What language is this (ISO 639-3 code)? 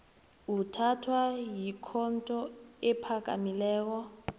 nbl